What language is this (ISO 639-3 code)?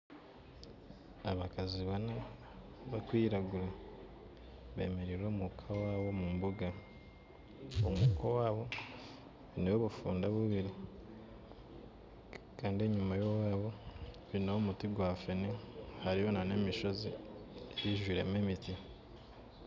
nyn